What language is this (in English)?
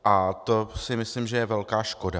Czech